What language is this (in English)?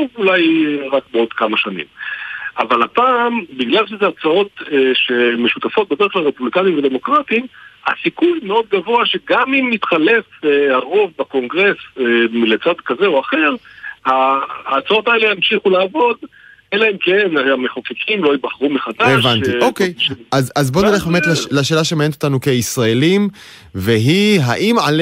Hebrew